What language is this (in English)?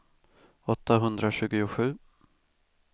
Swedish